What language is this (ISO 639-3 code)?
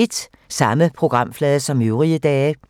dan